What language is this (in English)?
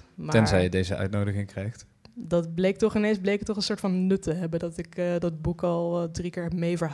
Dutch